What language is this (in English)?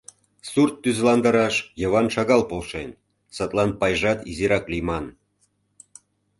Mari